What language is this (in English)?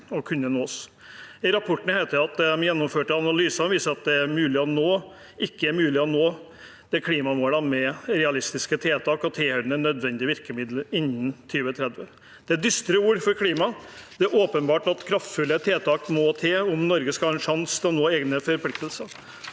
Norwegian